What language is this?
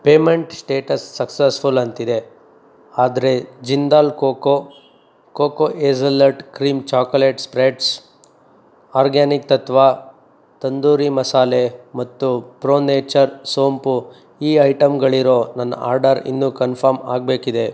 Kannada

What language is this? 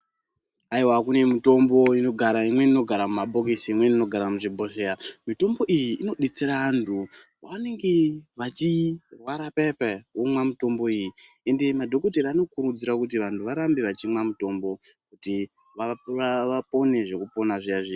Ndau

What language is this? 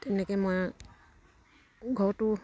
Assamese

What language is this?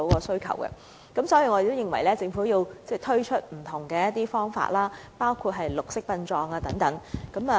Cantonese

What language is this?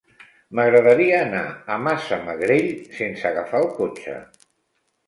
Catalan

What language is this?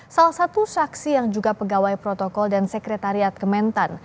Indonesian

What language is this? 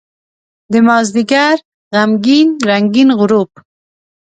Pashto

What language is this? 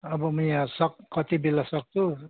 Nepali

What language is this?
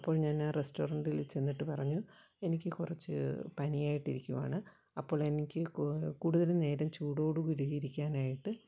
Malayalam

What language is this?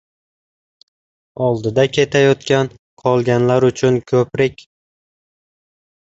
Uzbek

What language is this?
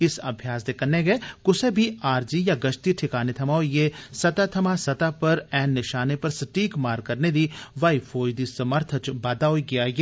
Dogri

